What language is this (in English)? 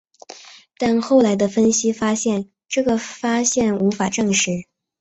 Chinese